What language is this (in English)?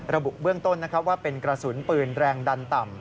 Thai